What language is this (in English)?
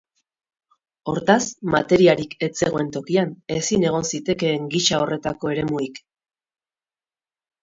Basque